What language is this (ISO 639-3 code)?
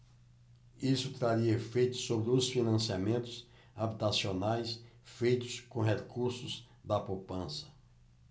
por